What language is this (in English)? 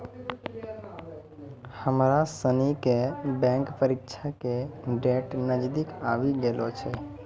Maithili